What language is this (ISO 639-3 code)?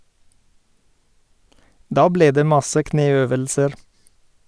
nor